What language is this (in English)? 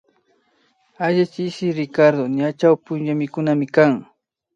Imbabura Highland Quichua